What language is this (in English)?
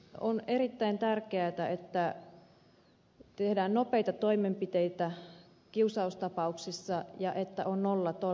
Finnish